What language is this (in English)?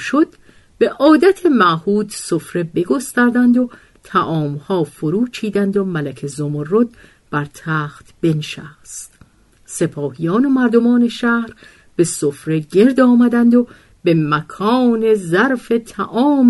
Persian